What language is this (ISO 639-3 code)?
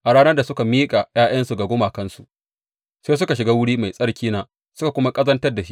hau